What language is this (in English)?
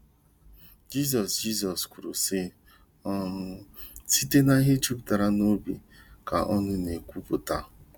Igbo